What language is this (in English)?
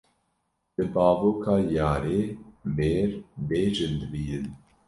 Kurdish